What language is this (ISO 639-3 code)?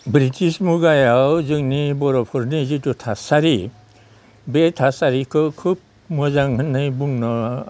brx